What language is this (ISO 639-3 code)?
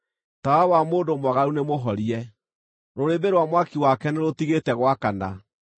kik